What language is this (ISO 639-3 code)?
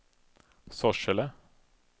swe